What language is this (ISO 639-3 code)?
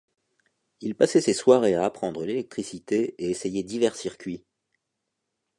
fra